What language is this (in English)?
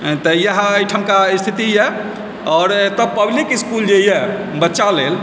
Maithili